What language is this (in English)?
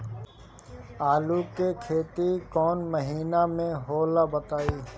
Bhojpuri